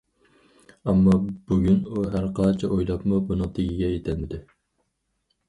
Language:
Uyghur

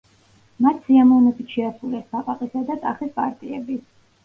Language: Georgian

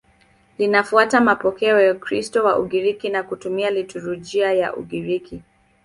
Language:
Swahili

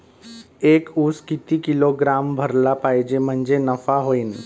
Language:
Marathi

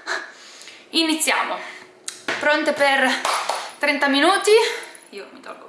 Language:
Italian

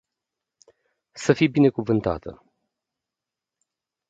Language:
Romanian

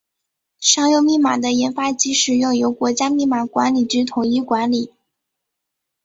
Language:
Chinese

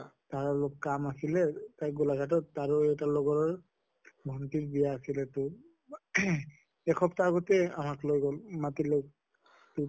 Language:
Assamese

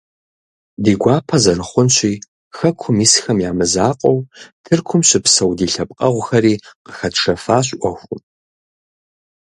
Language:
Kabardian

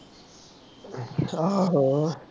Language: Punjabi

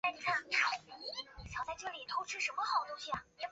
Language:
Chinese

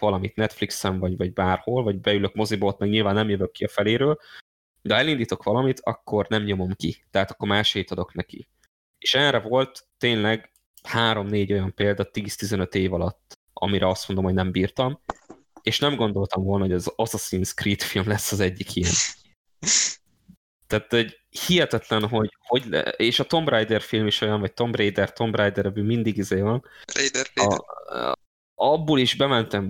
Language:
Hungarian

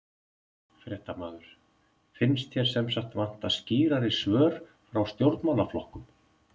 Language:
Icelandic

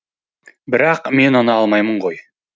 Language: Kazakh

